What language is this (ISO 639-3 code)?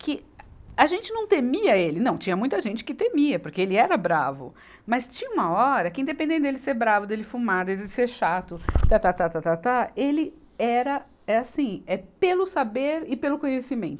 por